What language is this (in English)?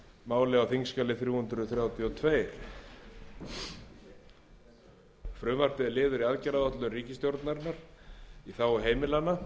Icelandic